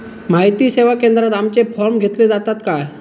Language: Marathi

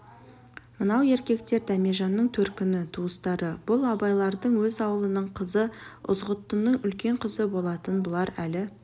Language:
Kazakh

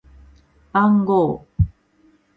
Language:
Japanese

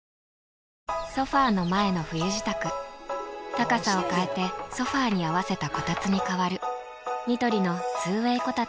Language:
Japanese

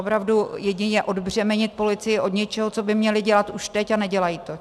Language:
Czech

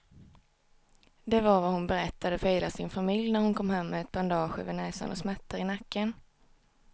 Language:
Swedish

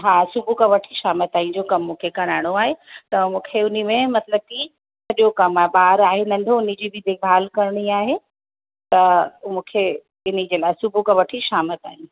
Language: Sindhi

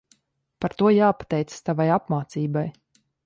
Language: Latvian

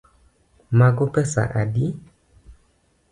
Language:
Luo (Kenya and Tanzania)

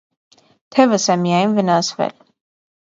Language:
Armenian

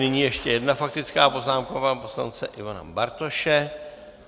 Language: Czech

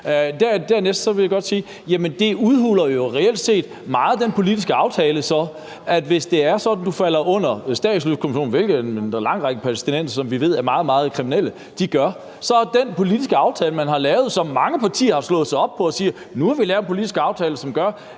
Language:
Danish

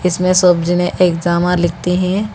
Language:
Hindi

